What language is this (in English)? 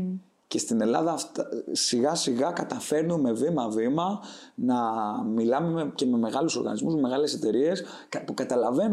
Greek